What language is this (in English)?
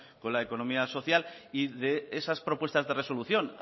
Spanish